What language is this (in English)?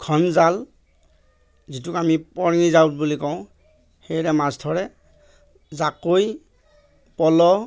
Assamese